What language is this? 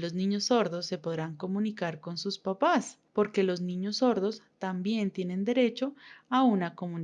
Spanish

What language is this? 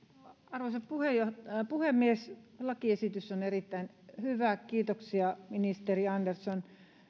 Finnish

